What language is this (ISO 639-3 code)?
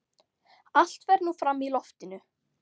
isl